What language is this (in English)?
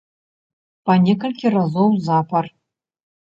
Belarusian